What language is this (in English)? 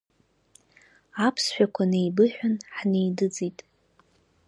Abkhazian